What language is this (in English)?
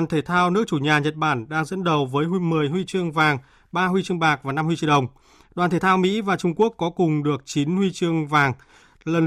Vietnamese